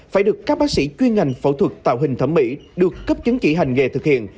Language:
Vietnamese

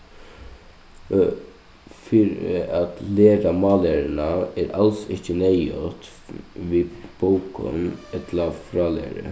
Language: Faroese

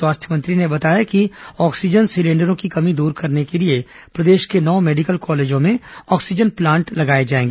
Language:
Hindi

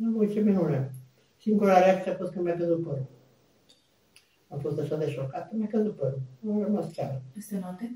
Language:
Romanian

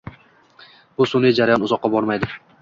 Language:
Uzbek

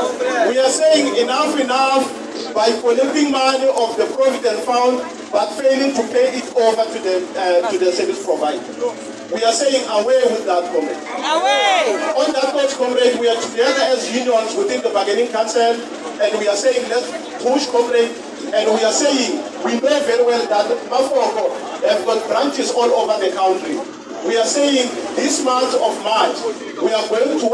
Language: English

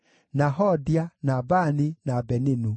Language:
Kikuyu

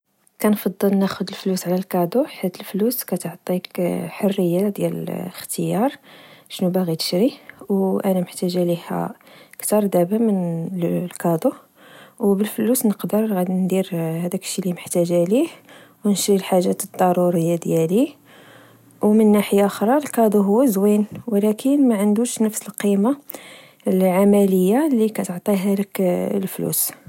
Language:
Moroccan Arabic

